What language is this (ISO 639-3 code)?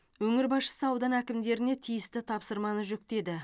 kaz